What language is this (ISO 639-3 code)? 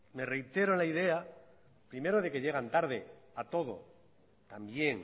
spa